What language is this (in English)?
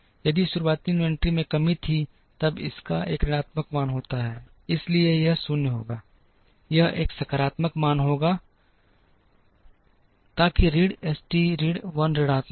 Hindi